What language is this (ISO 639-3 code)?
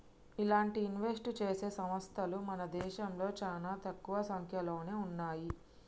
tel